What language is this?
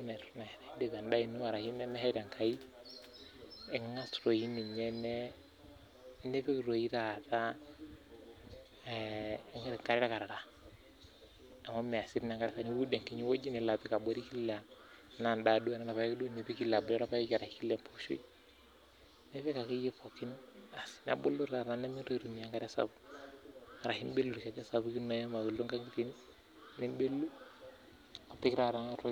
Masai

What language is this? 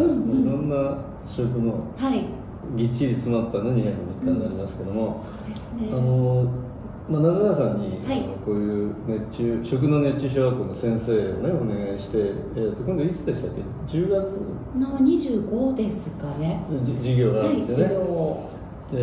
Japanese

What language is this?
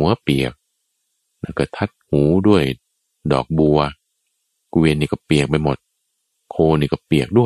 Thai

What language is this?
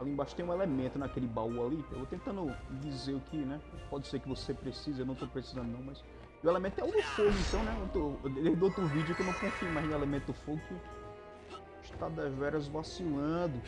Portuguese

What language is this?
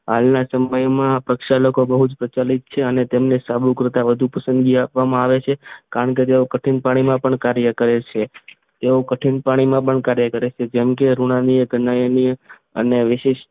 Gujarati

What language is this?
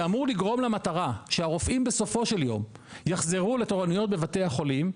Hebrew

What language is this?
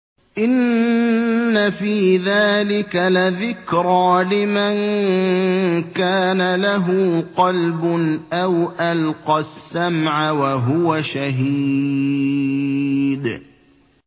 Arabic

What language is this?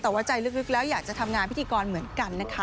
Thai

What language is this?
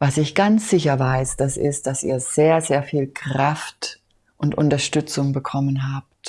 German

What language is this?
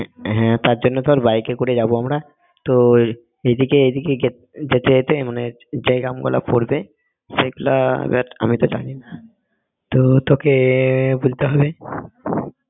Bangla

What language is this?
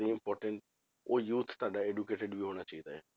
Punjabi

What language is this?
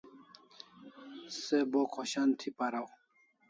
Kalasha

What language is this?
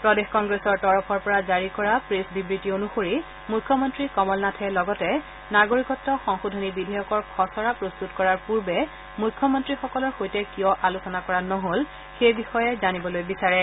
Assamese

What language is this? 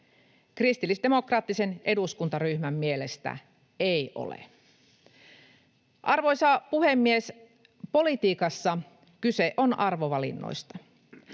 Finnish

